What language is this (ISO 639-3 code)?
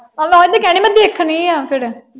pan